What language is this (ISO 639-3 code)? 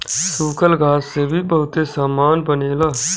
bho